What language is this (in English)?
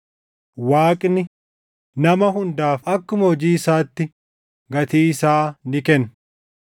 Oromo